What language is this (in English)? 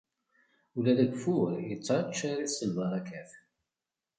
Kabyle